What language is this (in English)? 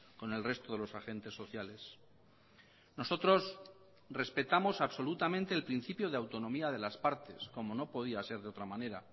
Spanish